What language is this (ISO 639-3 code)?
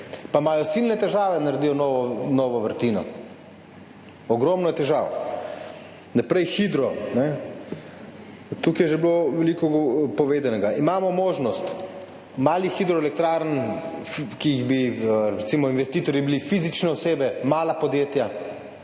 slv